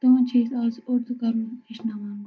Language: Kashmiri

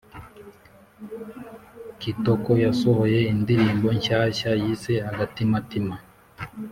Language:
Kinyarwanda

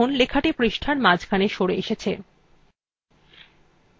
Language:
Bangla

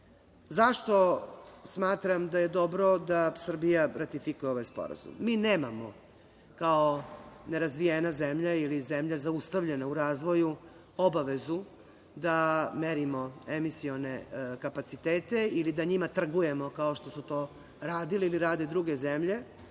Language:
Serbian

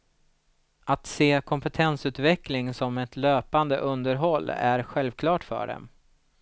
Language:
Swedish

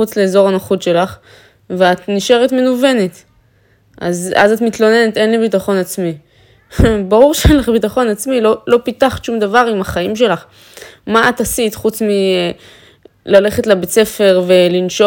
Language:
Hebrew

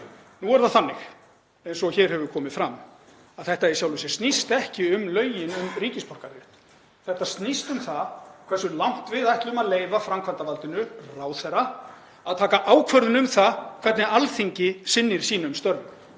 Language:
Icelandic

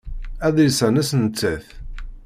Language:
Kabyle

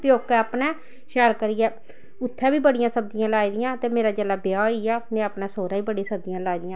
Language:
Dogri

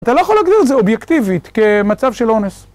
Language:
Hebrew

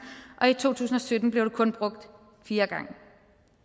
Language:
Danish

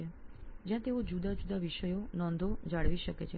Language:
Gujarati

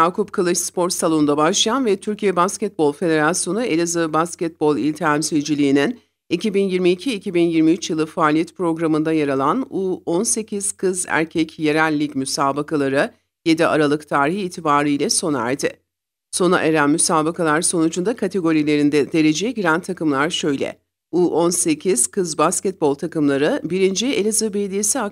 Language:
Turkish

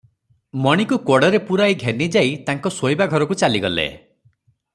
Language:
Odia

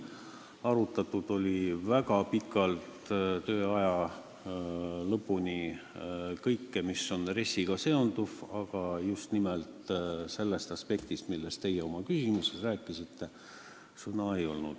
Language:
Estonian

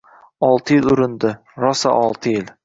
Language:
Uzbek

